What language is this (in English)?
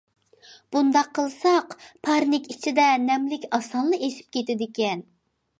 Uyghur